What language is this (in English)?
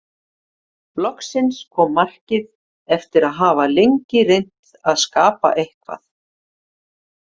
Icelandic